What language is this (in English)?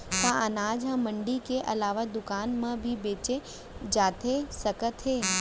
Chhattisgarhi